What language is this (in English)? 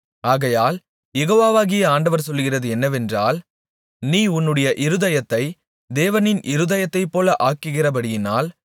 Tamil